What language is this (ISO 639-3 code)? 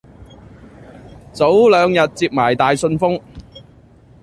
yue